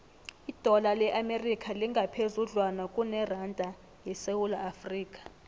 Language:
South Ndebele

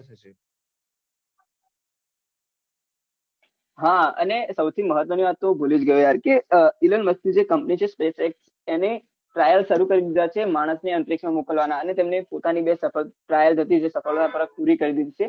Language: Gujarati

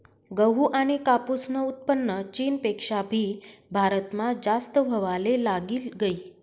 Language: Marathi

